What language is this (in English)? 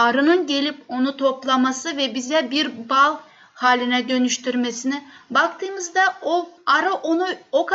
Turkish